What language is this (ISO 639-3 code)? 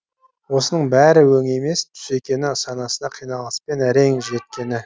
kaz